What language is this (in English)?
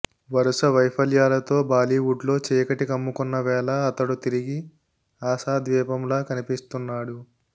Telugu